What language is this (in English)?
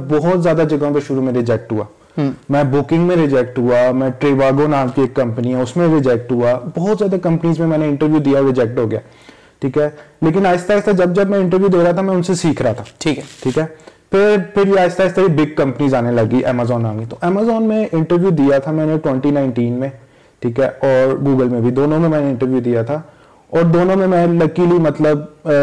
Urdu